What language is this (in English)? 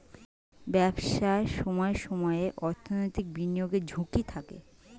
Bangla